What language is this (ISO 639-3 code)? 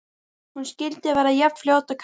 isl